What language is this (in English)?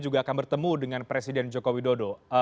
Indonesian